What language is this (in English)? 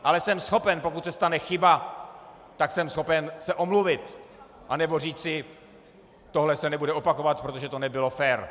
Czech